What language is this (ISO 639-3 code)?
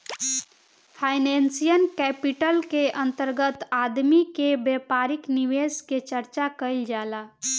bho